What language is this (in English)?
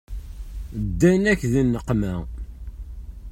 Kabyle